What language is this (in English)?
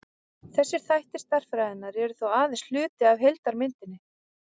Icelandic